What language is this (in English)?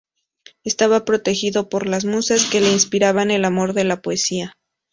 Spanish